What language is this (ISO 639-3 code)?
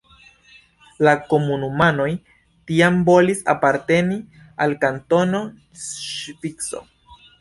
epo